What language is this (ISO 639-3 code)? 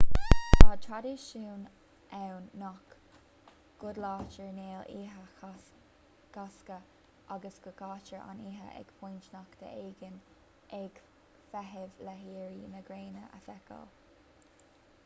gle